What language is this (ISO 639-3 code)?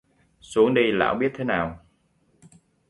vie